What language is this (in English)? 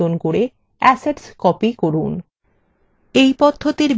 Bangla